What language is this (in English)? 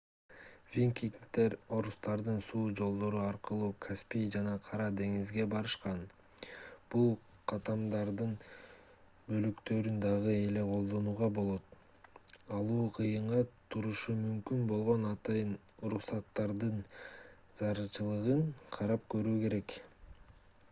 Kyrgyz